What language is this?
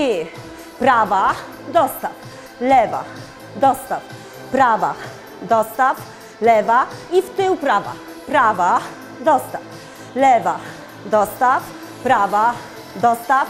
Polish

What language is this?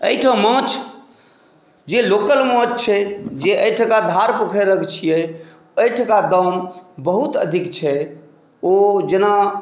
Maithili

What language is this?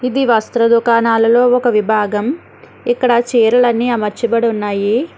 Telugu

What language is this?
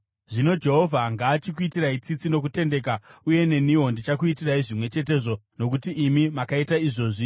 Shona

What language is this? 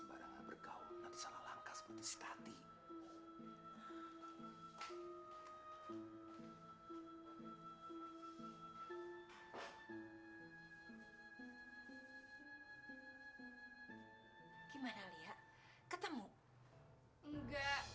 Indonesian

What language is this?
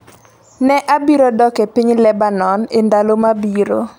Luo (Kenya and Tanzania)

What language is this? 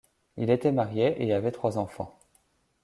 French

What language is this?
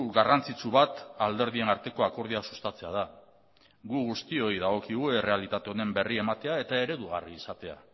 Basque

